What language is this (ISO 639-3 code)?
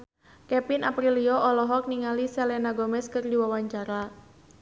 sun